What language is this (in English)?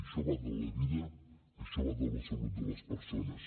Catalan